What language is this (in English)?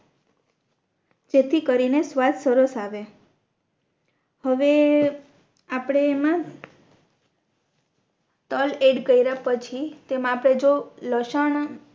Gujarati